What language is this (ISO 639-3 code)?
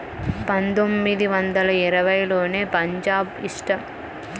tel